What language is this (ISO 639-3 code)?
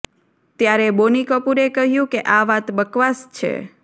guj